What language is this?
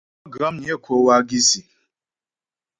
Ghomala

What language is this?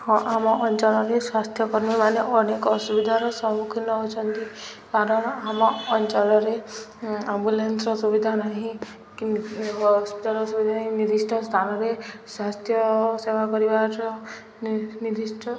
Odia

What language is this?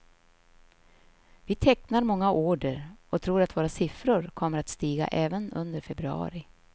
Swedish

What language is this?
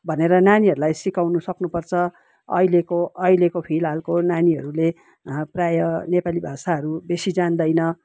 Nepali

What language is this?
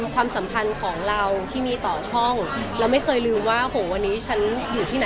Thai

